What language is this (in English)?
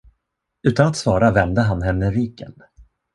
Swedish